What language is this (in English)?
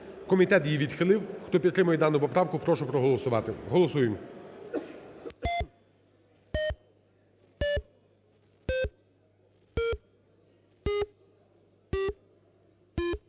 Ukrainian